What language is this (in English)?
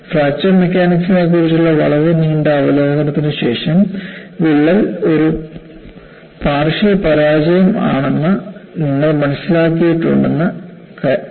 Malayalam